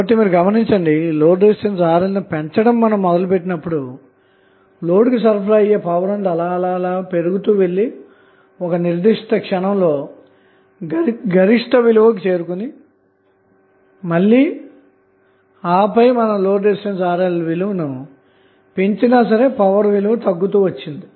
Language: Telugu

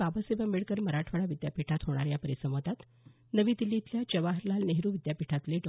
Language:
Marathi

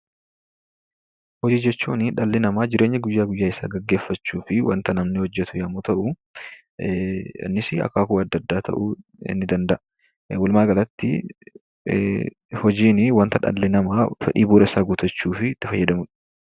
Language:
Oromo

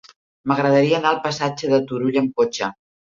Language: Catalan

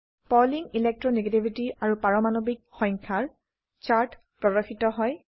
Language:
Assamese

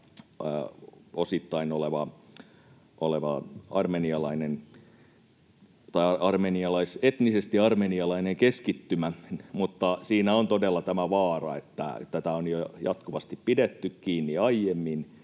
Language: Finnish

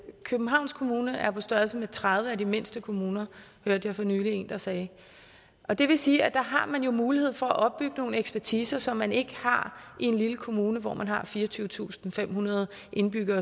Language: Danish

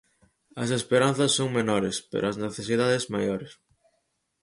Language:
Galician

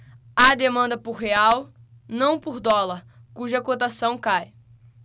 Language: Portuguese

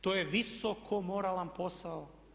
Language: Croatian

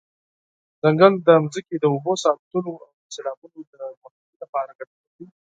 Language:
Pashto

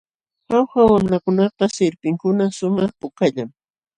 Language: Jauja Wanca Quechua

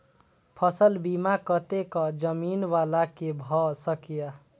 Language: Maithili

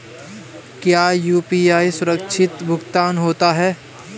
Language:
Hindi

